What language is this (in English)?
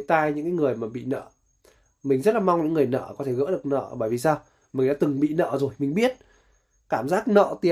Vietnamese